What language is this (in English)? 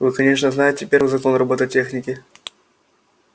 Russian